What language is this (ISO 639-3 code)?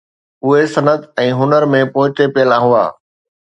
snd